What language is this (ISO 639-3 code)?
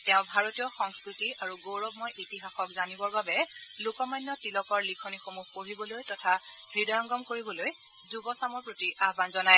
asm